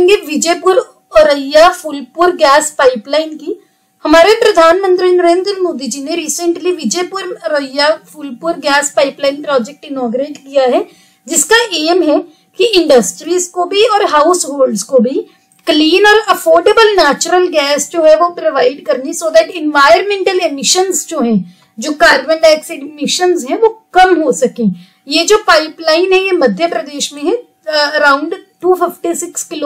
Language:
Hindi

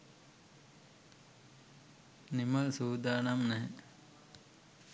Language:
Sinhala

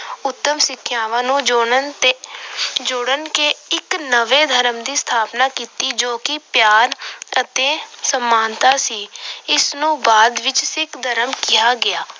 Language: Punjabi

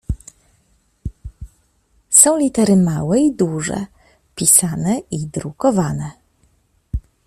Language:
Polish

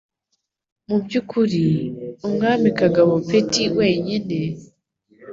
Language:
Kinyarwanda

